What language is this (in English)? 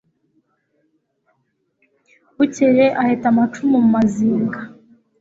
Kinyarwanda